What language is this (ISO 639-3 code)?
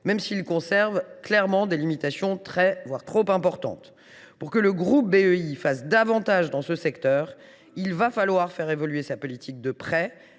fra